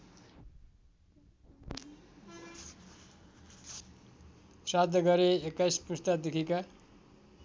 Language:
Nepali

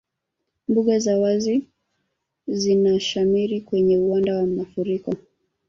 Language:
Swahili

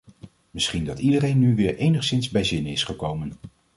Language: Dutch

